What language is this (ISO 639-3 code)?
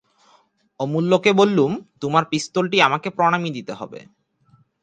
ben